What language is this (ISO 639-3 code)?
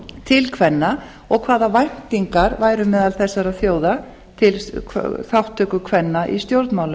isl